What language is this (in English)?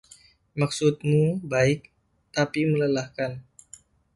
Indonesian